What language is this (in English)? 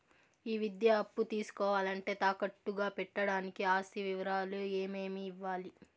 Telugu